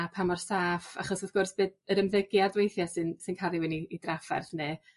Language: Welsh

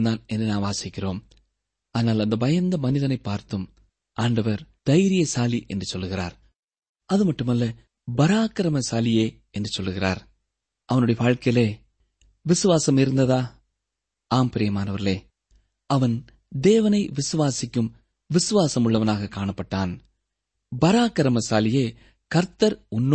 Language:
Tamil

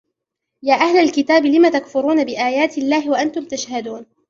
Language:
Arabic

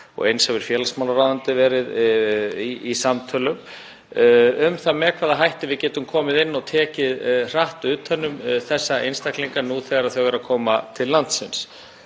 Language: Icelandic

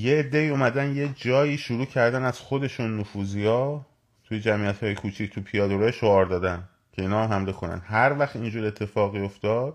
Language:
Persian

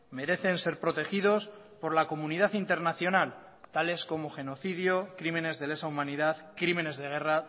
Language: Spanish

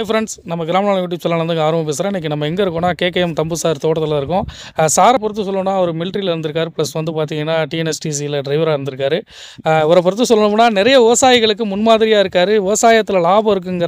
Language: Polish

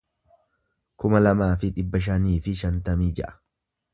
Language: Oromo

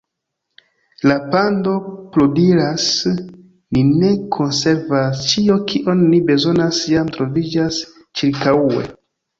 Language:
Esperanto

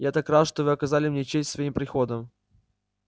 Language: Russian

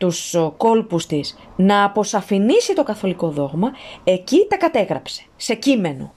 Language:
Greek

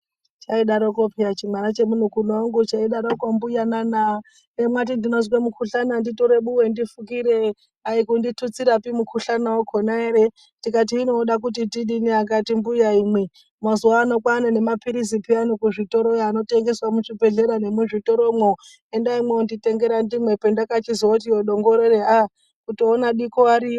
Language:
Ndau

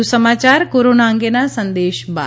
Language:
Gujarati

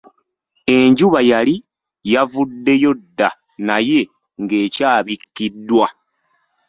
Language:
Ganda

